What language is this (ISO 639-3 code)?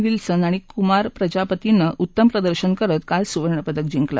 mar